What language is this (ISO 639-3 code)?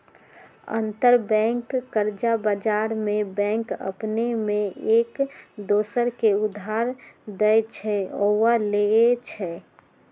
mag